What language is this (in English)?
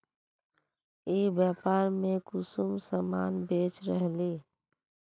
Magahi